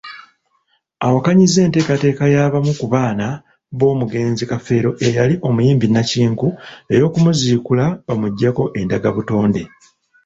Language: Ganda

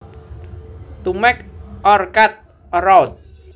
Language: Javanese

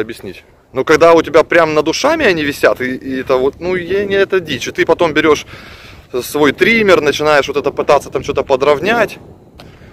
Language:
Russian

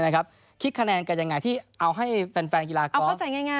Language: Thai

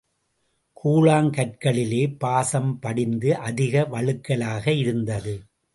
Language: Tamil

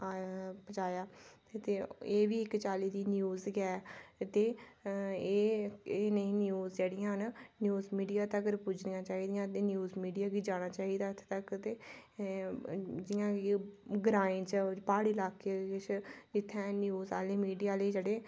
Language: Dogri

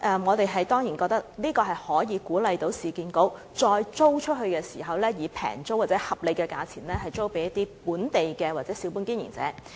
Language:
Cantonese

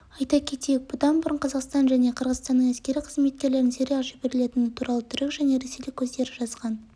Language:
Kazakh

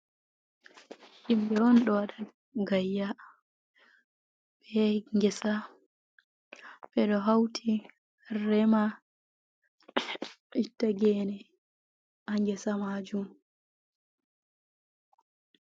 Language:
Fula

